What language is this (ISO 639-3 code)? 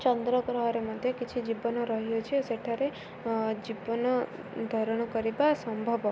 ori